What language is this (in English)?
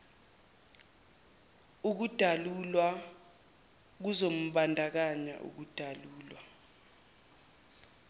Zulu